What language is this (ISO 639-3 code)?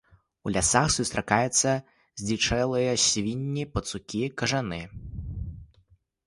bel